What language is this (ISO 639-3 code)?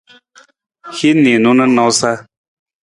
nmz